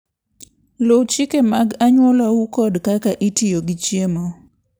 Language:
Luo (Kenya and Tanzania)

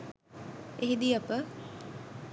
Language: Sinhala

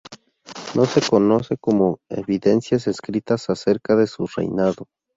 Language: Spanish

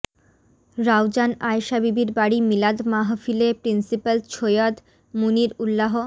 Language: Bangla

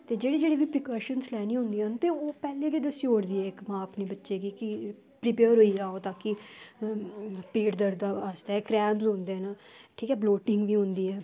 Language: Dogri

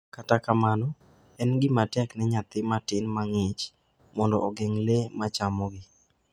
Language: Luo (Kenya and Tanzania)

